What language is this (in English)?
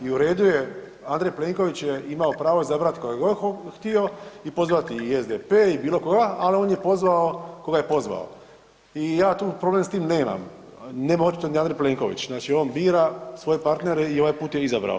Croatian